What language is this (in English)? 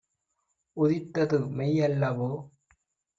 Tamil